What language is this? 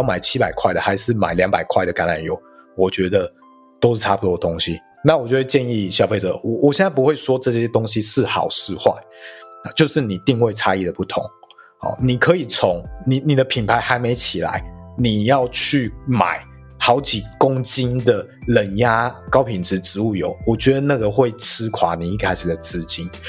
Chinese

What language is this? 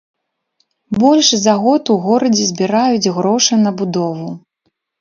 Belarusian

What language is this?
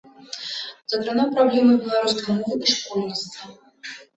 Belarusian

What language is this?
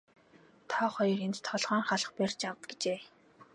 Mongolian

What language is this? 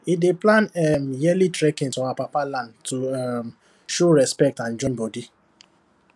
Nigerian Pidgin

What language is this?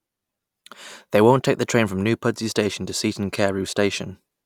English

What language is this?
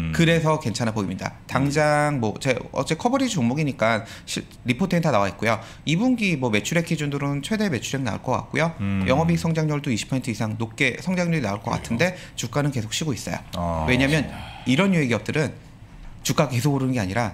Korean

